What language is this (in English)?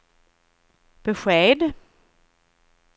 Swedish